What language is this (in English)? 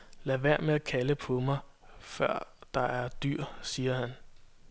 Danish